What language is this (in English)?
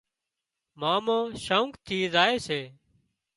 Wadiyara Koli